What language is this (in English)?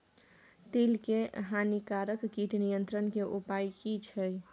Maithili